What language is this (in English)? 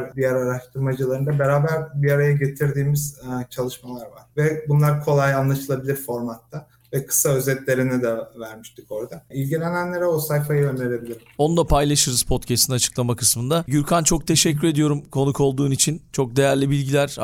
Turkish